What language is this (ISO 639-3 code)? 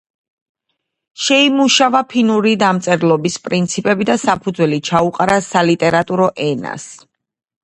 kat